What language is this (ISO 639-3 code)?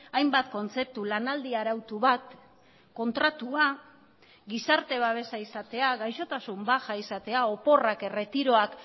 eus